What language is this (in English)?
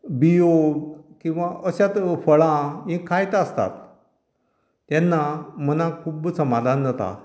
Konkani